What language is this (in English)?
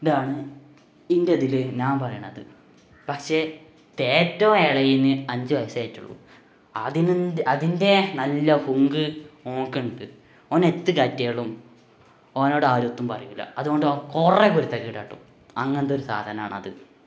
Malayalam